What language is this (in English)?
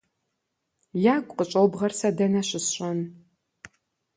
Kabardian